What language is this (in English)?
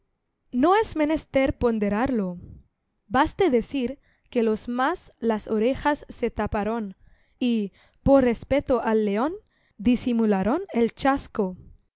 Spanish